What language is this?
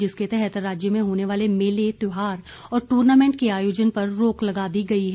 Hindi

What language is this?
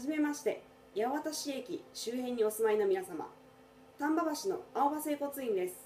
Japanese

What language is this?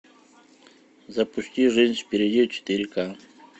Russian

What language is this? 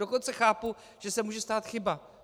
Czech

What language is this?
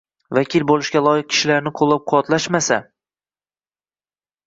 Uzbek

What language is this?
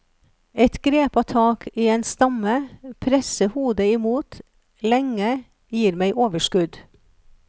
Norwegian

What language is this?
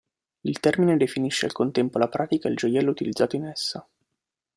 Italian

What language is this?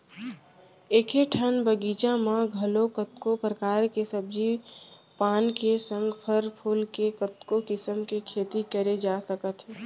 Chhattisgarhi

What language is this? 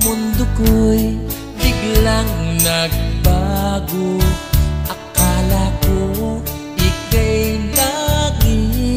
Vietnamese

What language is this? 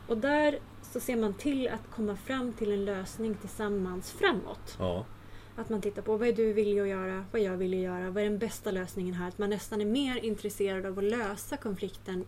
Swedish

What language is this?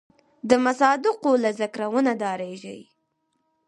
Pashto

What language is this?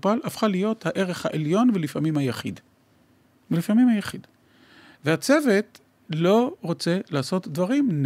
Hebrew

